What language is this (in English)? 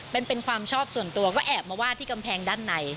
Thai